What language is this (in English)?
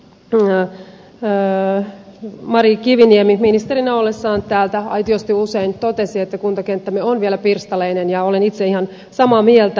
Finnish